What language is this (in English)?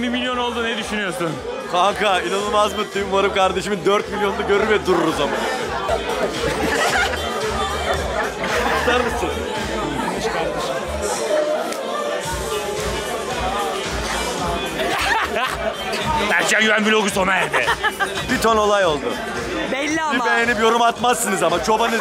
Turkish